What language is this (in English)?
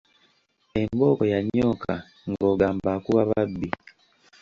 Ganda